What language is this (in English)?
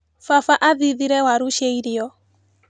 Kikuyu